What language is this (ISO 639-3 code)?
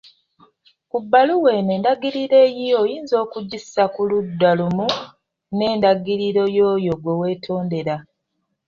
lug